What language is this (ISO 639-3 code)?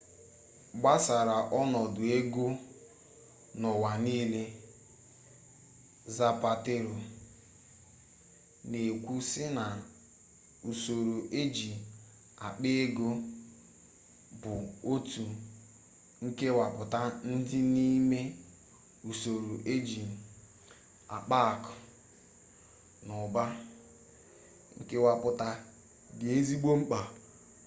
ibo